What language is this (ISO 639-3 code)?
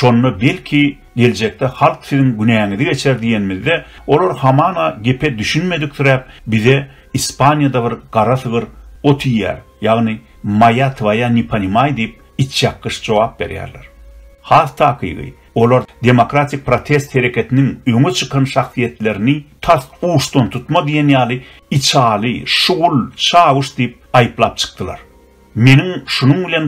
tur